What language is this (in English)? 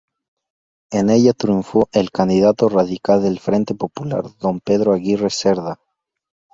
Spanish